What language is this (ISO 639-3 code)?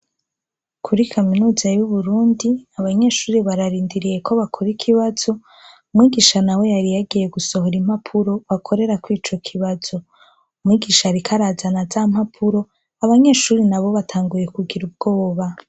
run